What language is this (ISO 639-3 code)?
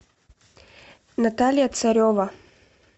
rus